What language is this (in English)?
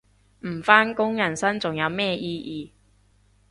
Cantonese